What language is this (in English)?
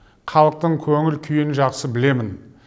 Kazakh